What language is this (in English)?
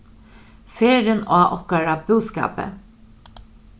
Faroese